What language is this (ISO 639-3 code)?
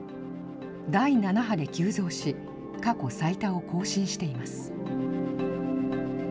jpn